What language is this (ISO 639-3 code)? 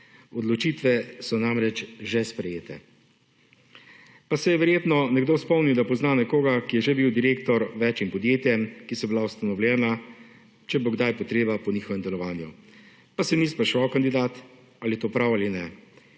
slv